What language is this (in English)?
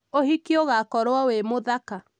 Kikuyu